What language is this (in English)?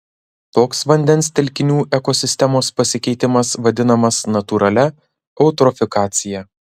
Lithuanian